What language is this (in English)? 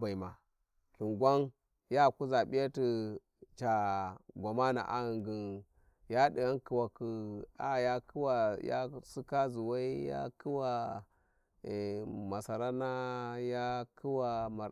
Warji